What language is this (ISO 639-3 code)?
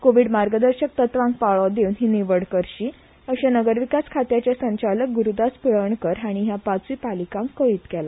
kok